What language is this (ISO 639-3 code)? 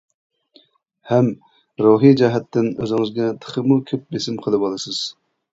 uig